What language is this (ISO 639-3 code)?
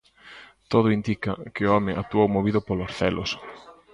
glg